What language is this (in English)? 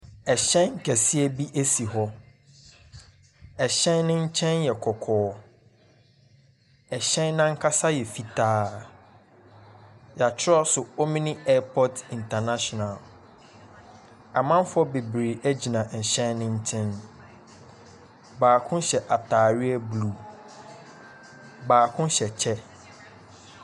Akan